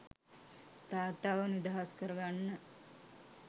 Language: Sinhala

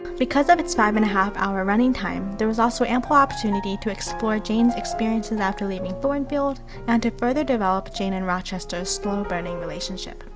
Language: English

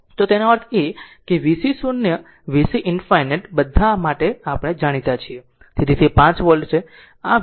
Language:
Gujarati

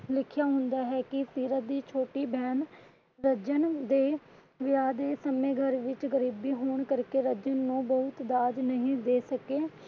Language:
Punjabi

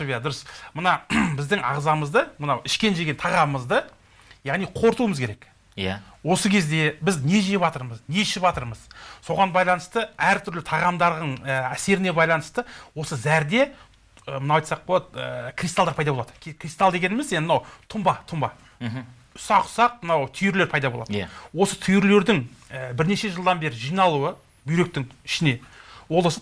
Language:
Turkish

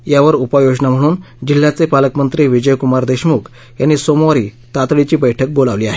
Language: Marathi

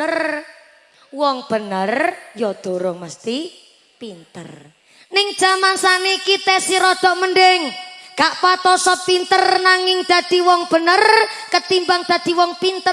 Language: Indonesian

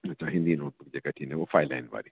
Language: Sindhi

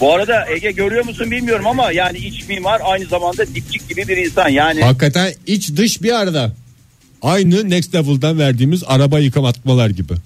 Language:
Turkish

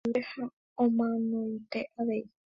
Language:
Guarani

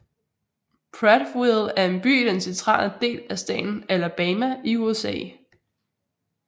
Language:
Danish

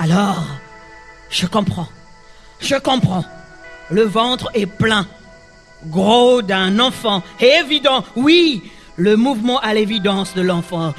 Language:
French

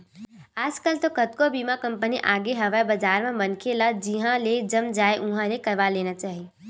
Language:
Chhattisgarhi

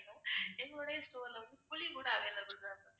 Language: Tamil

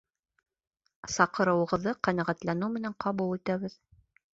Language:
Bashkir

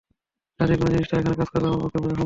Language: Bangla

